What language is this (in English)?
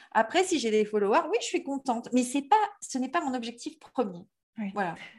French